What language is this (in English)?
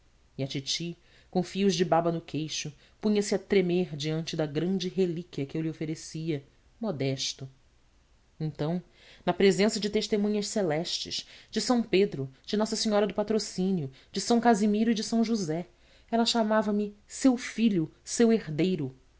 Portuguese